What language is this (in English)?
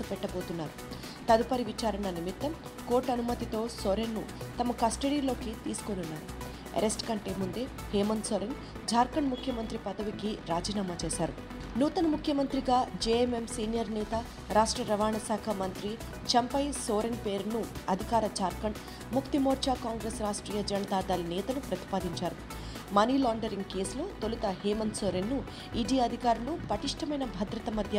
Telugu